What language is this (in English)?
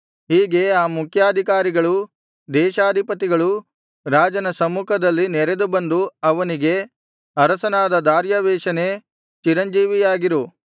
Kannada